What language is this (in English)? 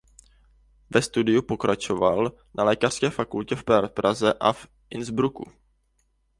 Czech